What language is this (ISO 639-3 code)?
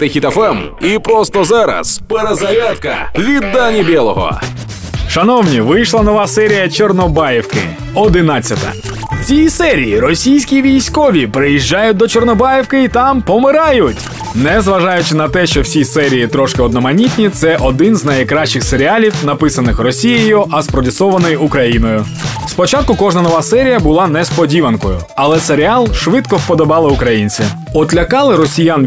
ukr